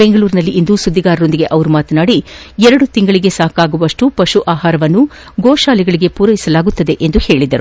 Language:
Kannada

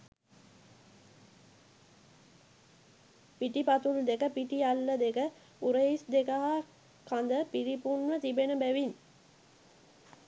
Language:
Sinhala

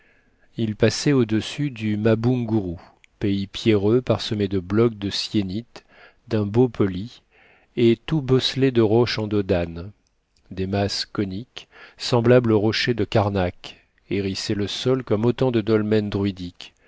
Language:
French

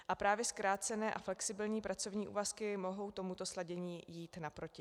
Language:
Czech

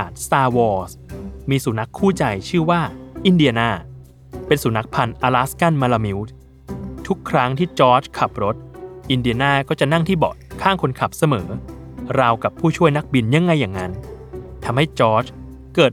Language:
Thai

